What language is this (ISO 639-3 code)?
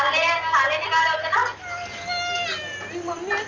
mar